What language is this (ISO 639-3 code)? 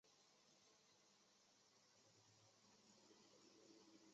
zho